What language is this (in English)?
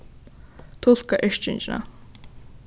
Faroese